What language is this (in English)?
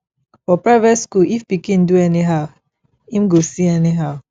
Nigerian Pidgin